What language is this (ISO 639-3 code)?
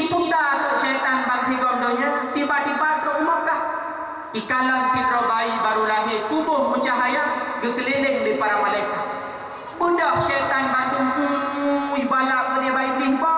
msa